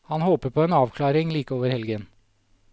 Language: Norwegian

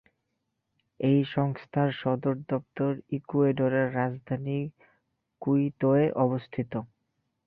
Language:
Bangla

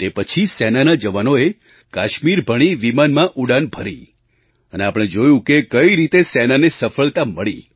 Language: Gujarati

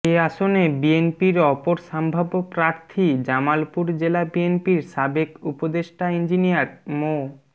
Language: Bangla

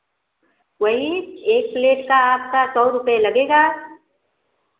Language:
Hindi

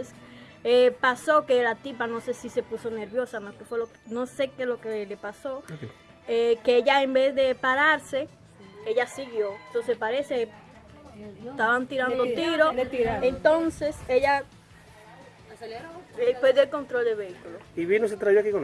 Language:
Spanish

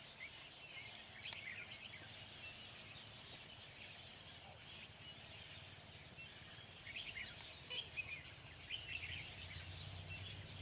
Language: Vietnamese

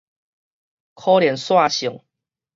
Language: Min Nan Chinese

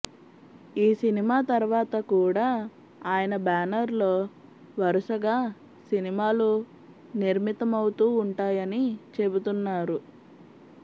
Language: Telugu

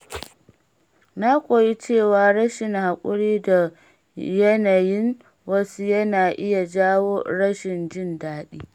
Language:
Hausa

